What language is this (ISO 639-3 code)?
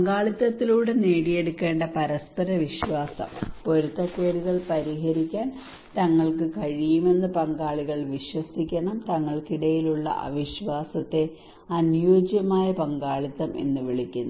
mal